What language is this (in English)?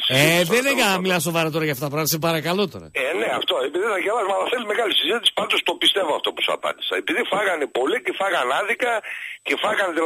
Greek